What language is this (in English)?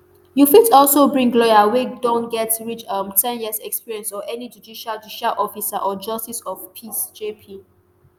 Nigerian Pidgin